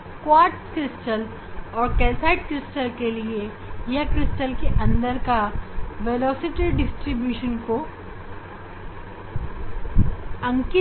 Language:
Hindi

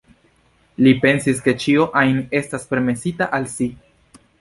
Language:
Esperanto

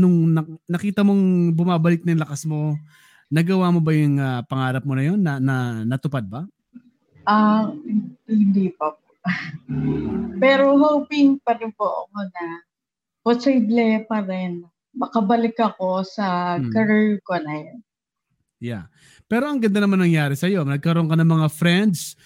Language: Filipino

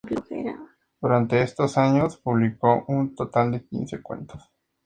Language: Spanish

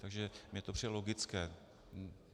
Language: Czech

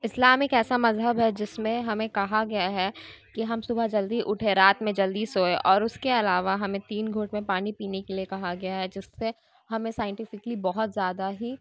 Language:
Urdu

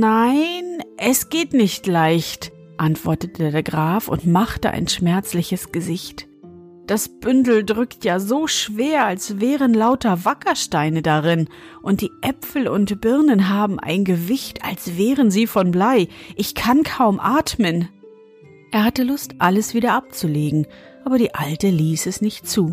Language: German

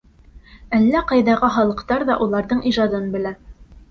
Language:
Bashkir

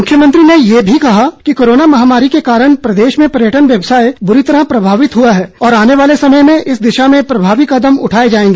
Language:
Hindi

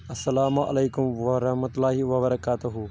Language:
Kashmiri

